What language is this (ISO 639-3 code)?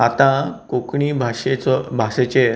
kok